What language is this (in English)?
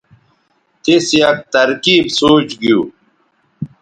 Bateri